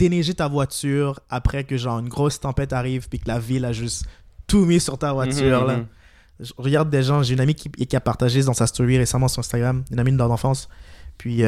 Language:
French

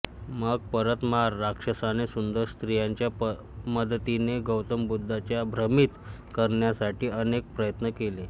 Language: Marathi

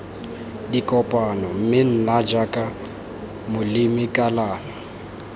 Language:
Tswana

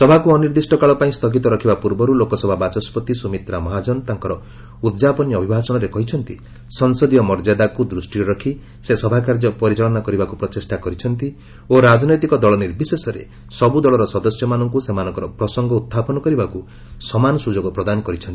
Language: Odia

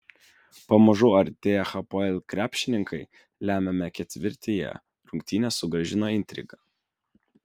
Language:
Lithuanian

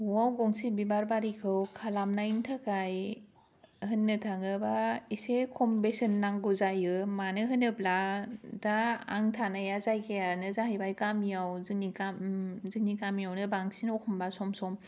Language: Bodo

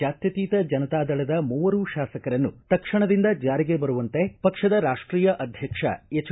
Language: Kannada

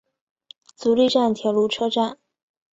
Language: Chinese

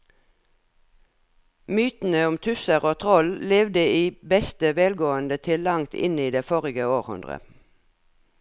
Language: Norwegian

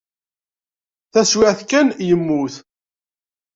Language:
Kabyle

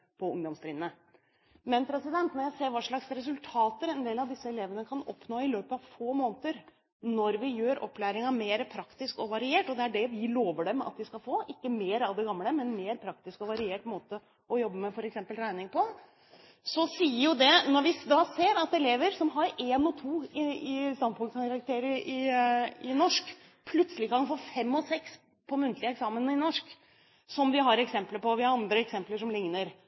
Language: Norwegian Bokmål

